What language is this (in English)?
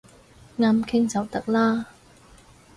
Cantonese